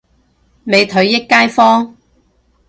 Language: Cantonese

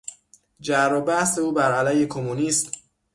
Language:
Persian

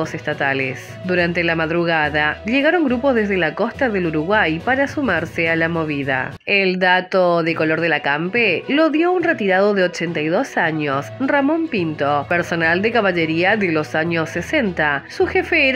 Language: Spanish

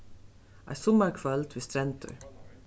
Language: Faroese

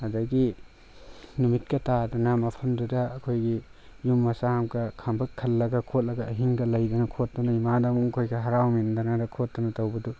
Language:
Manipuri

